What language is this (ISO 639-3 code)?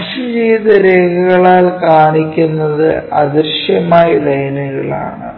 mal